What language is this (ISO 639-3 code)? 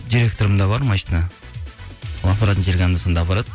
kaz